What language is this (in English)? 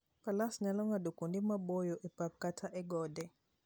Luo (Kenya and Tanzania)